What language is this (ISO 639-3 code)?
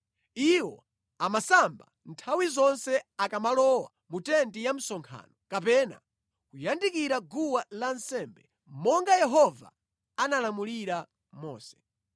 nya